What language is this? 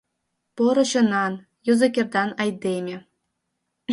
Mari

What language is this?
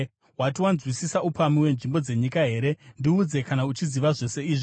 Shona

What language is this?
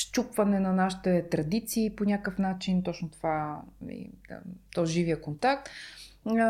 Bulgarian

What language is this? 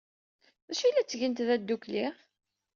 Kabyle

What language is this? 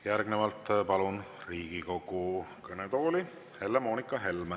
Estonian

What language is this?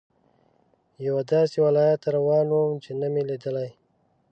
Pashto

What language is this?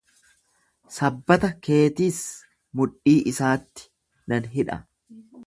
Oromo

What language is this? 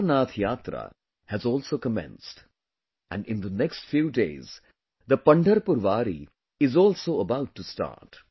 English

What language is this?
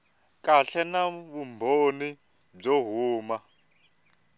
Tsonga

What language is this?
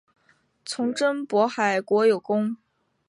Chinese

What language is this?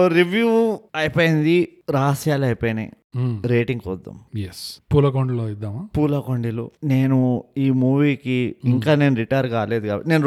Telugu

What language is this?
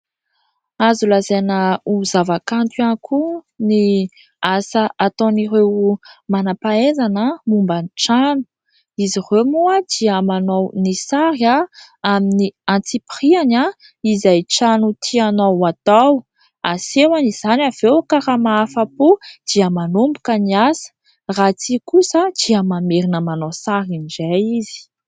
Malagasy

